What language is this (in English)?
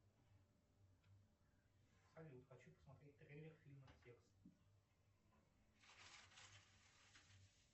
Russian